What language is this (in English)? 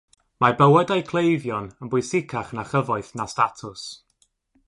Welsh